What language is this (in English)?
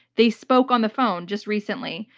English